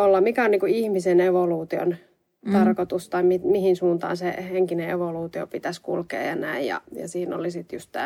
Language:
Finnish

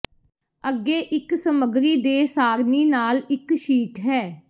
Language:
Punjabi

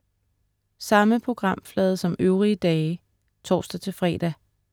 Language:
Danish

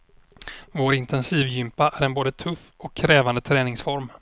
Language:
Swedish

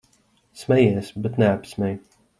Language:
Latvian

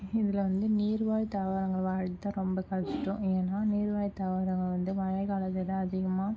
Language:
Tamil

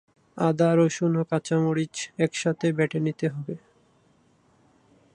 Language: Bangla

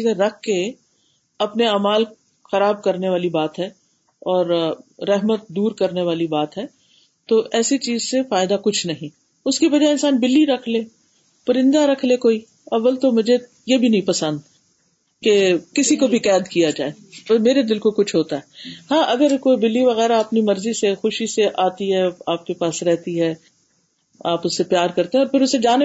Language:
Urdu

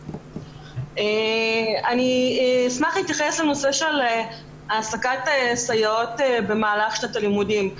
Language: Hebrew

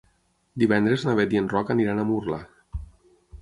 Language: Catalan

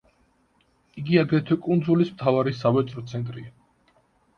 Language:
Georgian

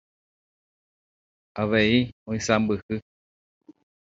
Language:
Guarani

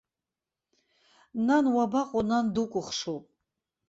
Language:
Abkhazian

